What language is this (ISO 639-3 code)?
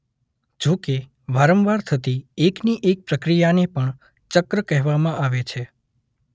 guj